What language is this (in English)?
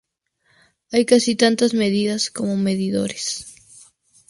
Spanish